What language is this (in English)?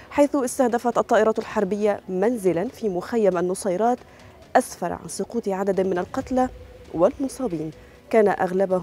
Arabic